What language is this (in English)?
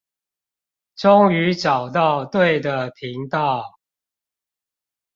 Chinese